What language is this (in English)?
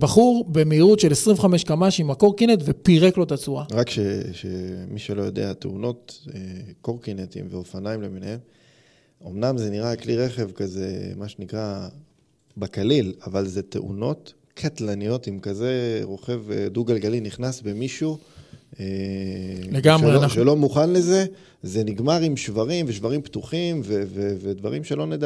Hebrew